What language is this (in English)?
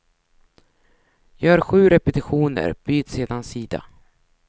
Swedish